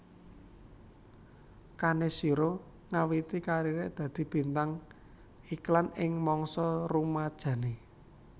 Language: Javanese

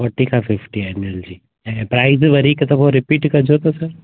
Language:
Sindhi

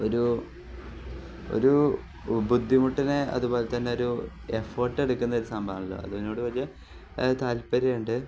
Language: Malayalam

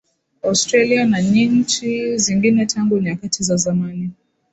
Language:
Swahili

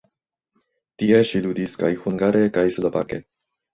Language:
Esperanto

